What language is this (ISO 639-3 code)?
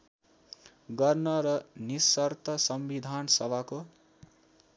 nep